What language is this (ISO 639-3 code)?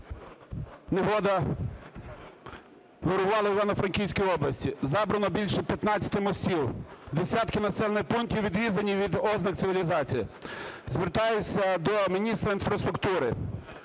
ukr